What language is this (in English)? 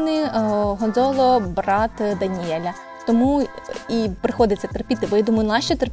Ukrainian